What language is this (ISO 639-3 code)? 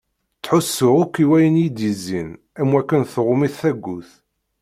kab